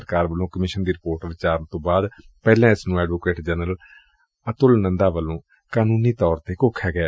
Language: Punjabi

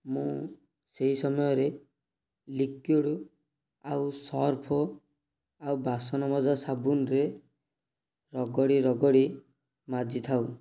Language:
Odia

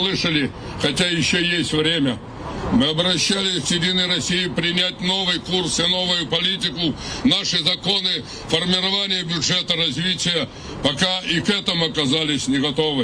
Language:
Russian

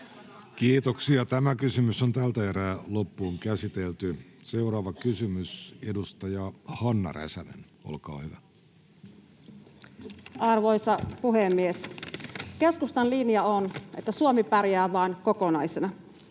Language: Finnish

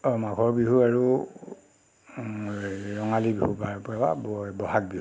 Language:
Assamese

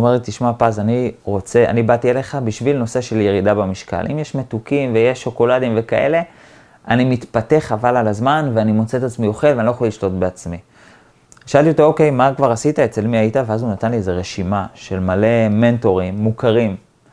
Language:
Hebrew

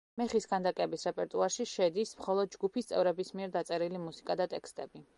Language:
Georgian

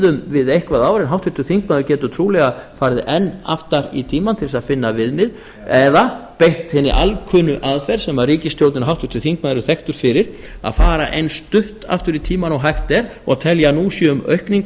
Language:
Icelandic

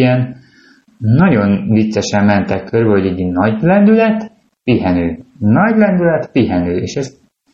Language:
Hungarian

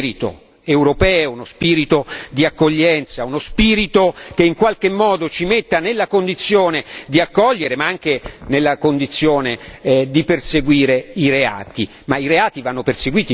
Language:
Italian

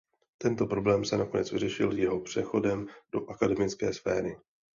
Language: Czech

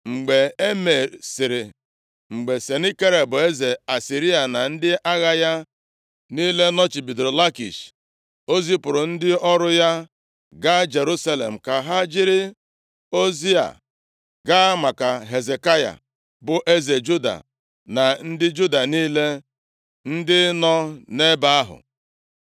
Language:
Igbo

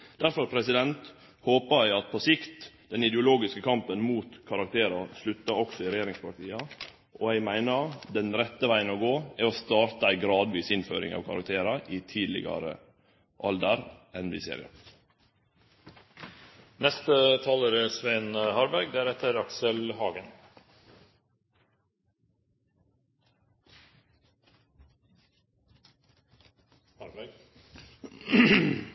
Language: Norwegian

